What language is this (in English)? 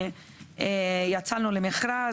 Hebrew